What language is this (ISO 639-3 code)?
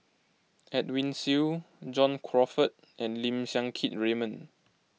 eng